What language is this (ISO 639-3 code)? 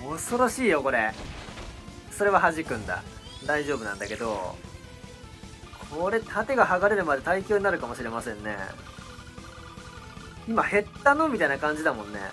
jpn